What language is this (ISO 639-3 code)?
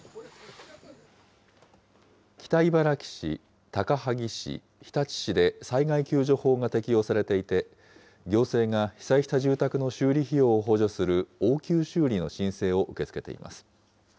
jpn